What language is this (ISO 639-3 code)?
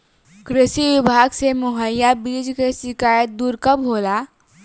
bho